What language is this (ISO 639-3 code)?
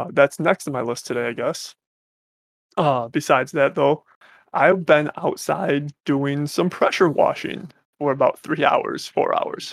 eng